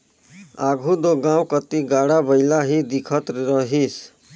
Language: Chhattisgarhi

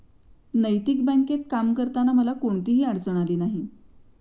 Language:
Marathi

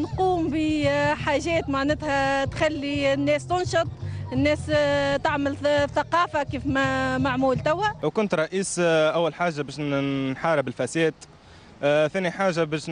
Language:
Arabic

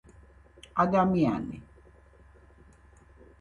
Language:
Georgian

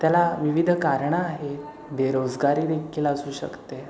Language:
Marathi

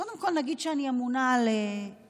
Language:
Hebrew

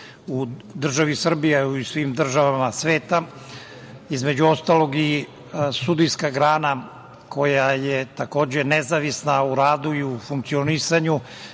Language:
Serbian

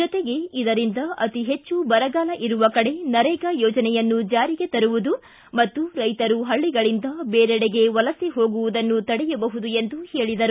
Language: Kannada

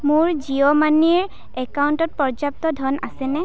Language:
Assamese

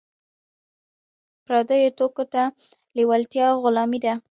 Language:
Pashto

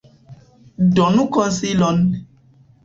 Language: Esperanto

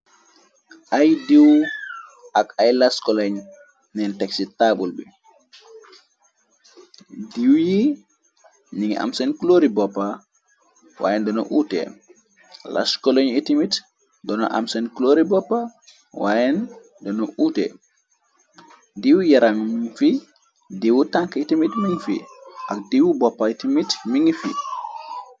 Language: Wolof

